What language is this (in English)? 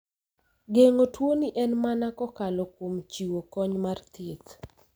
Luo (Kenya and Tanzania)